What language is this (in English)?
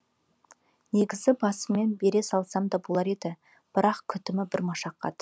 Kazakh